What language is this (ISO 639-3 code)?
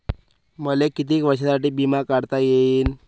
mar